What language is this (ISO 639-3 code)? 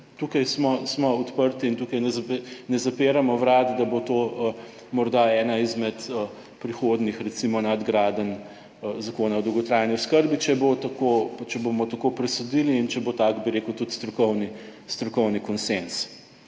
slv